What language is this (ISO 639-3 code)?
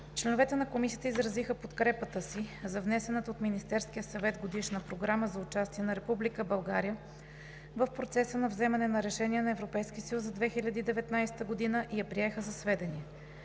bul